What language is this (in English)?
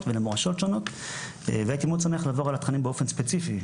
Hebrew